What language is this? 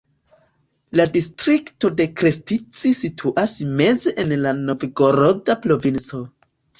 Esperanto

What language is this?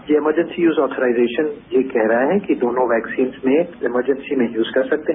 Hindi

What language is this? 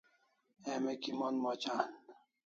Kalasha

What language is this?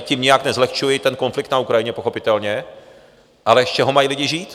Czech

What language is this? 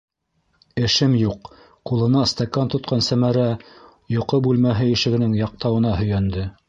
Bashkir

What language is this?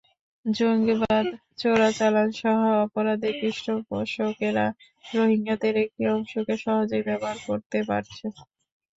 Bangla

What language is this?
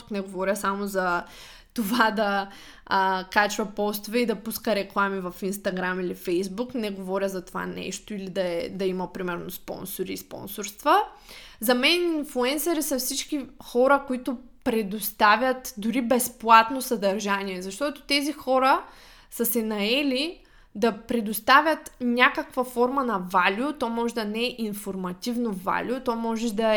Bulgarian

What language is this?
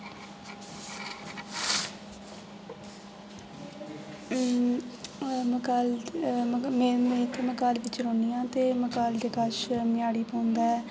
Dogri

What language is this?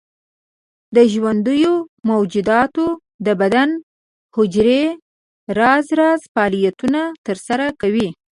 Pashto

